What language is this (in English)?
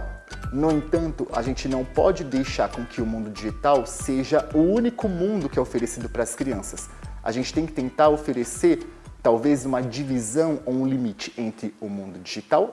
Portuguese